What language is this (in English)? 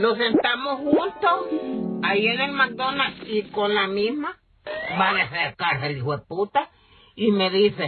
Spanish